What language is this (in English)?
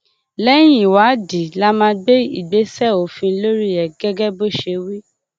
Yoruba